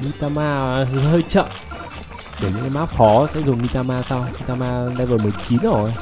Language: Vietnamese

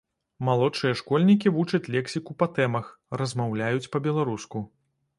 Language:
Belarusian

